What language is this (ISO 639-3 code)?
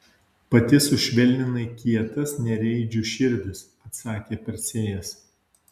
lit